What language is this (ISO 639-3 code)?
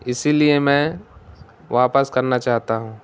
urd